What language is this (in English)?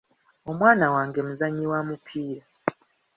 Ganda